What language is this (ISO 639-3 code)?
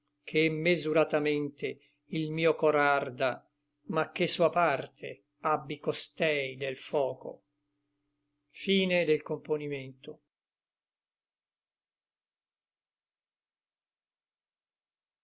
ita